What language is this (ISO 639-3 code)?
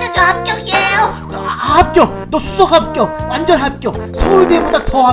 kor